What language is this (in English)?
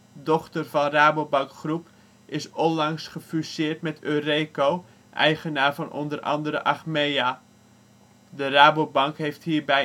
Dutch